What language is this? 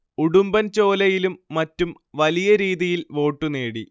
Malayalam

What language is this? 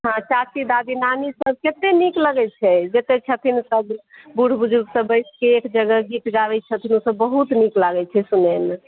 Maithili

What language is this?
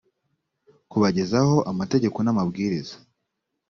Kinyarwanda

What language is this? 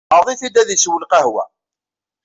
Kabyle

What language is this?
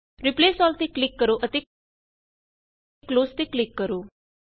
Punjabi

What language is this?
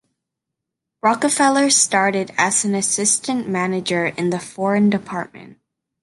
English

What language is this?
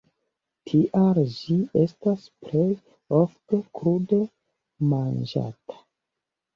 Esperanto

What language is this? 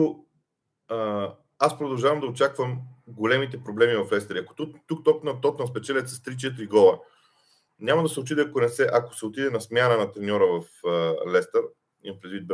Bulgarian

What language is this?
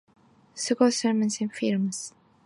English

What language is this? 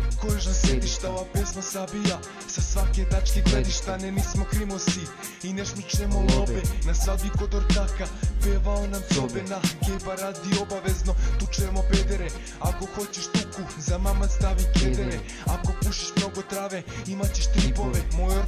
Romanian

